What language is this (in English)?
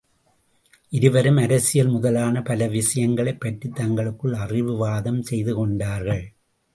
Tamil